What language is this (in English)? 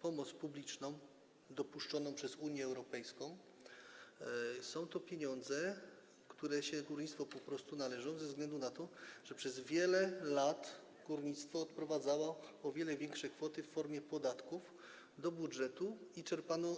Polish